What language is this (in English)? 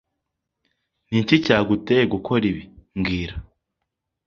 Kinyarwanda